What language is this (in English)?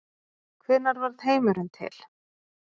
Icelandic